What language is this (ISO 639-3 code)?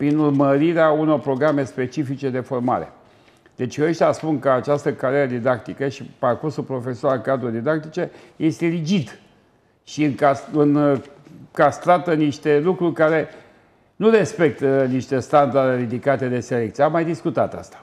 ron